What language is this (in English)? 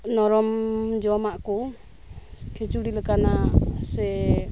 Santali